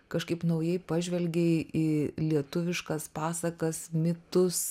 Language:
Lithuanian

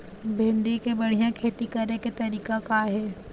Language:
Chhattisgarhi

